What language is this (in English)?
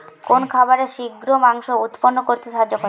Bangla